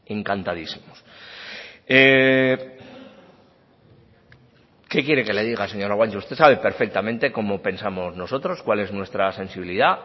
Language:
Spanish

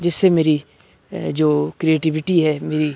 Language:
Urdu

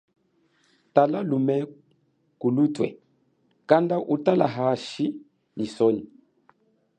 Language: Chokwe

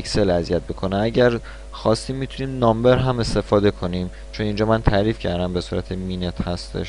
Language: Persian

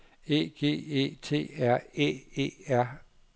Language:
Danish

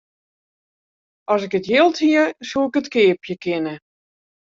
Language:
Western Frisian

